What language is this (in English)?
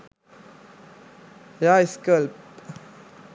Sinhala